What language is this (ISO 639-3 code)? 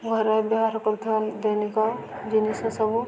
ori